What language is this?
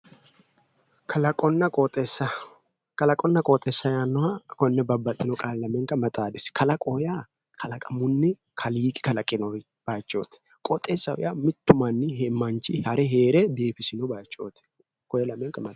Sidamo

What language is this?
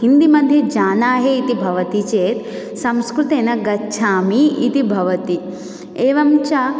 Sanskrit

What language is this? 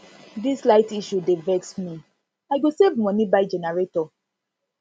Nigerian Pidgin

